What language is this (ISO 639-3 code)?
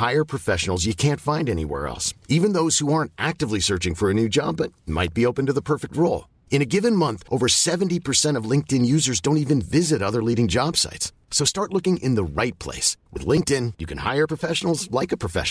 fra